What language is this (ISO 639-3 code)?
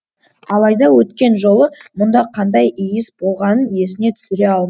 kaz